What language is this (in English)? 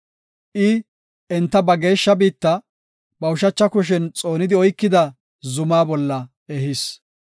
Gofa